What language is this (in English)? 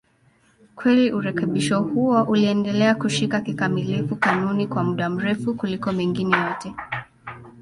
Swahili